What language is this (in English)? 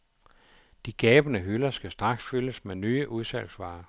Danish